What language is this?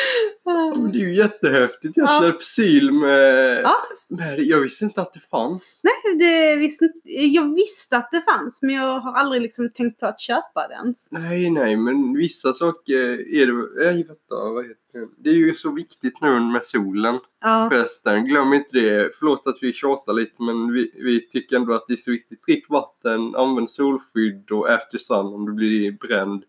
Swedish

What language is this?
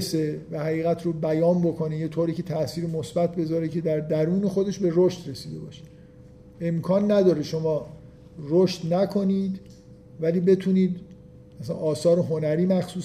Persian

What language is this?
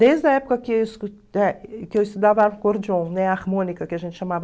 Portuguese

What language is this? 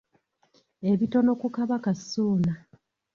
Ganda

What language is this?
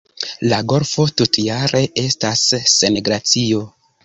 Esperanto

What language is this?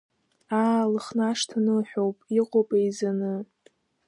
Abkhazian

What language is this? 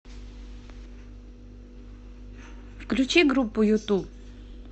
Russian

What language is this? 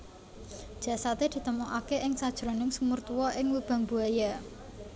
Javanese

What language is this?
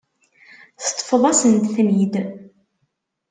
Kabyle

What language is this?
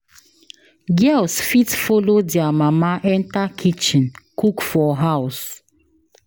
Nigerian Pidgin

